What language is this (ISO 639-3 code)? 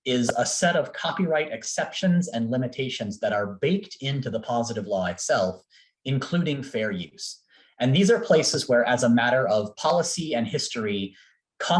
eng